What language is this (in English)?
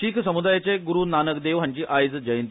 Konkani